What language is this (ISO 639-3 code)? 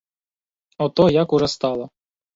ukr